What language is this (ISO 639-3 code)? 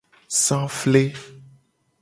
gej